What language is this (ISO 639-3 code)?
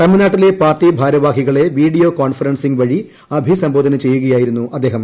mal